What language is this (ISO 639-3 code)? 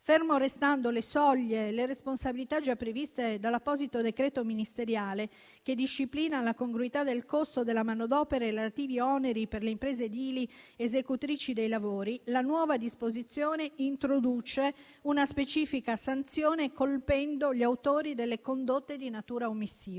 ita